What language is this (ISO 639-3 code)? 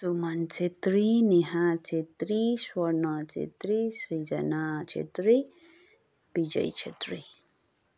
nep